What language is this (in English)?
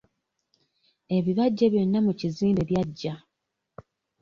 Ganda